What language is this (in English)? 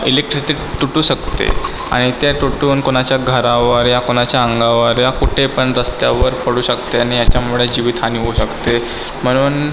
Marathi